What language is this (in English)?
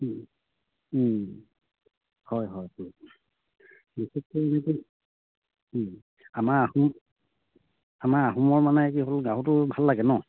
Assamese